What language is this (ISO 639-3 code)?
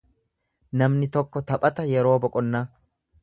orm